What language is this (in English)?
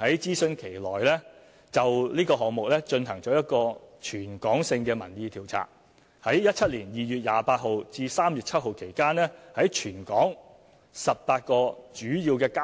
Cantonese